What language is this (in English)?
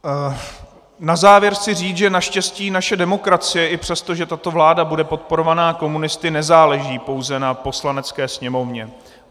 Czech